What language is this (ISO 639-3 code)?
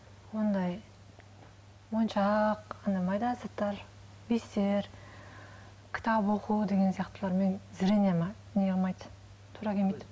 kaz